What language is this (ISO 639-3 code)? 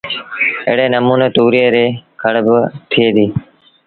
sbn